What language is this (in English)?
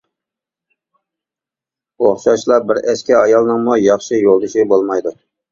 Uyghur